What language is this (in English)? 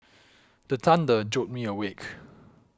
English